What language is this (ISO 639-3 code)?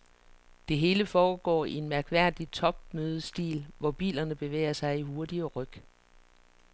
dan